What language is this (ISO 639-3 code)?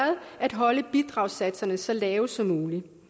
dan